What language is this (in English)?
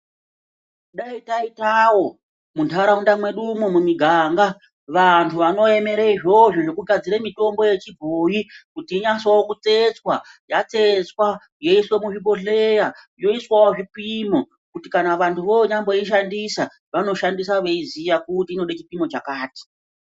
Ndau